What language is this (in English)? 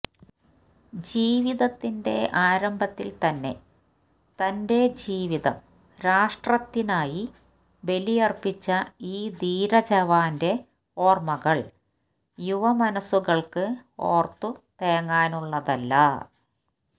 Malayalam